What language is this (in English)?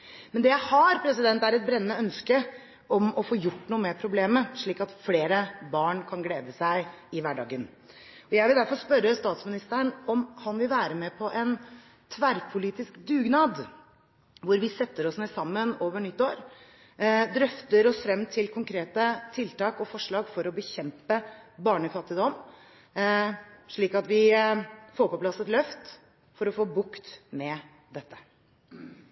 Norwegian Bokmål